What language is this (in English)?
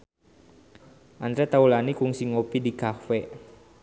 Sundanese